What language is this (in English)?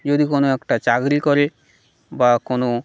Bangla